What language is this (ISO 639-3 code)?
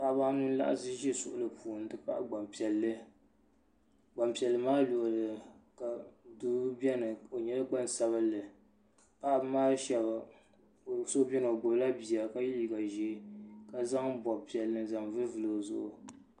dag